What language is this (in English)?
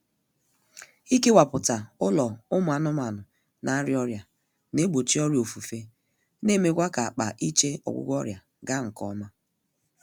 Igbo